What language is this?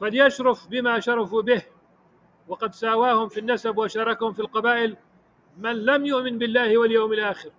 Arabic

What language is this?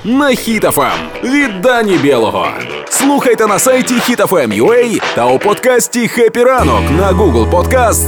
Ukrainian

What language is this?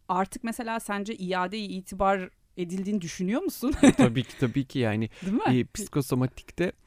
Turkish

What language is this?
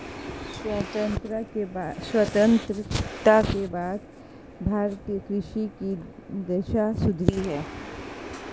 Hindi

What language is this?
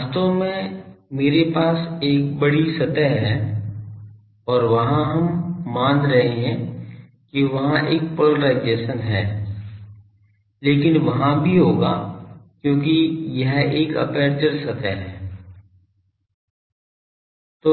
Hindi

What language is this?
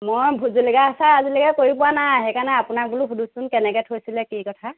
Assamese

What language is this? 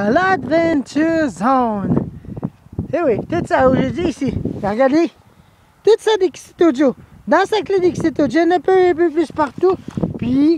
French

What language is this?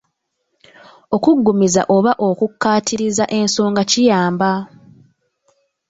Ganda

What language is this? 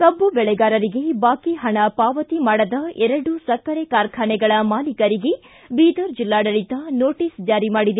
Kannada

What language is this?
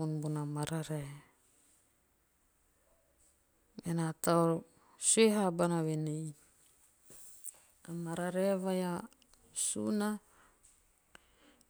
Teop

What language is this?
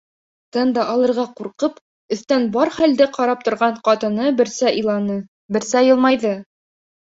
Bashkir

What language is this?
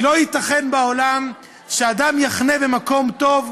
Hebrew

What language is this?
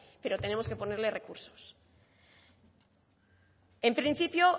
Spanish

